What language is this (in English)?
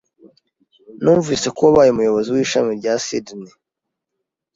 Kinyarwanda